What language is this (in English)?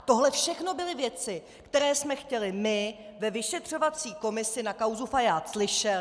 Czech